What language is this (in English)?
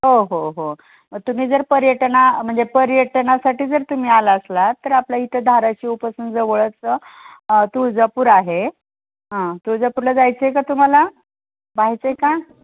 Marathi